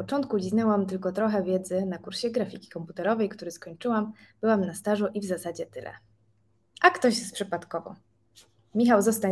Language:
Polish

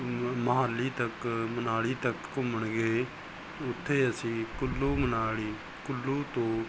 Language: Punjabi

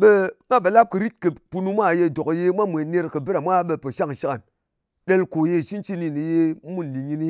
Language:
Ngas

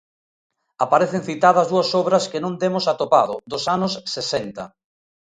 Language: Galician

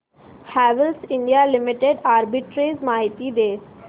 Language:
Marathi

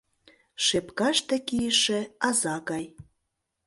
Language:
Mari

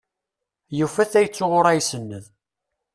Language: Kabyle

